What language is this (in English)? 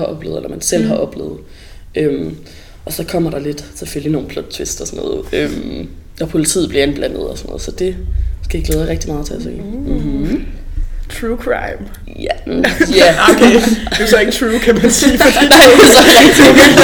Danish